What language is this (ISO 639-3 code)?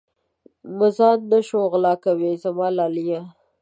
pus